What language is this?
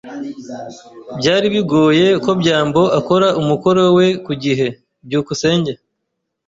Kinyarwanda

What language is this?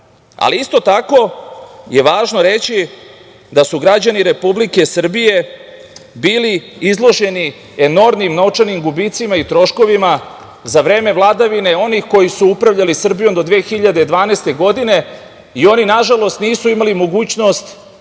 Serbian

